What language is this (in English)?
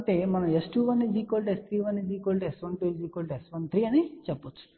Telugu